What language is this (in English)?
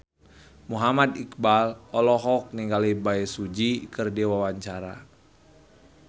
Sundanese